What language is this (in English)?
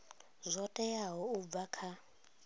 Venda